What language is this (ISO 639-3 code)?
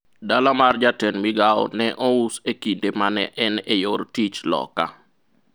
luo